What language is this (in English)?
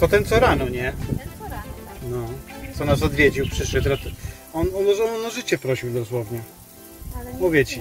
Polish